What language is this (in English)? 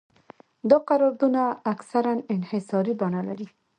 Pashto